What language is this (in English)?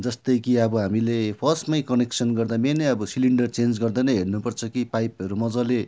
Nepali